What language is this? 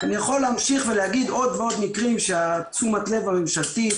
Hebrew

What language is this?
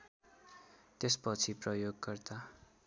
Nepali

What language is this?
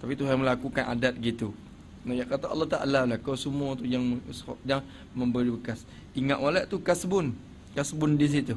Malay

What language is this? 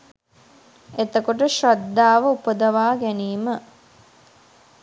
Sinhala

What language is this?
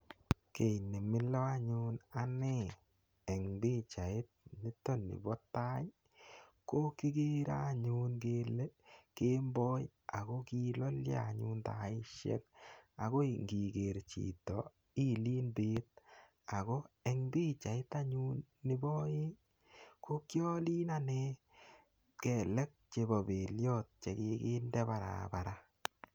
Kalenjin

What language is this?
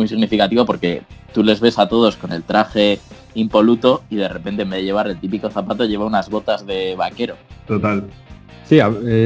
Spanish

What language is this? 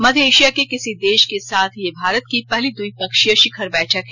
Hindi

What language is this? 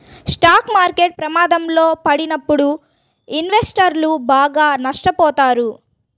Telugu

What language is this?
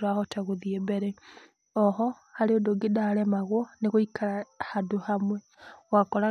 Kikuyu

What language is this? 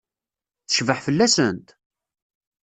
Kabyle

